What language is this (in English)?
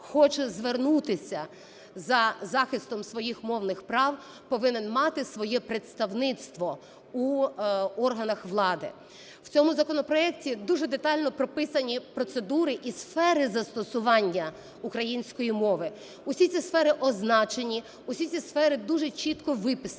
Ukrainian